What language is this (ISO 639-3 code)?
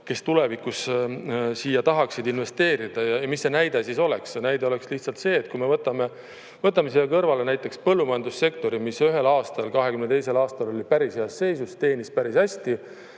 est